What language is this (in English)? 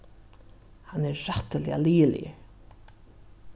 Faroese